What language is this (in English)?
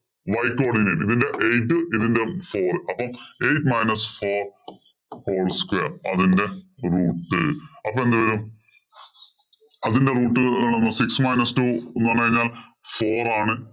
Malayalam